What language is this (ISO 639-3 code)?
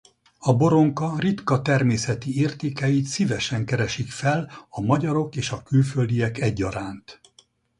hun